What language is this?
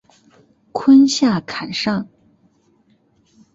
Chinese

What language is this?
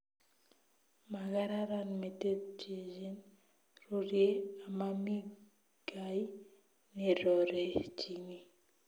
Kalenjin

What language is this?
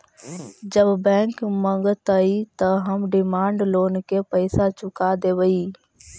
Magahi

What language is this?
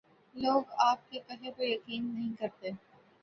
Urdu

